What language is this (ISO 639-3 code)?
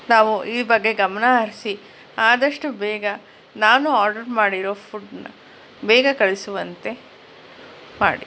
kan